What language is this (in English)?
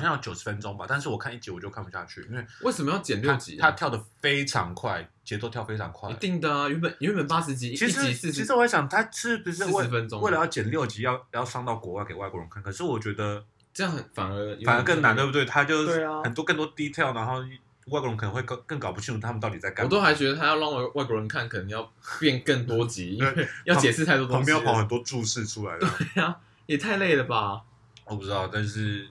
Chinese